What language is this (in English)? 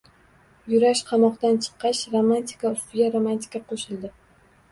Uzbek